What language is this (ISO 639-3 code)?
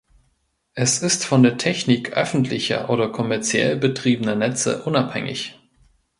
deu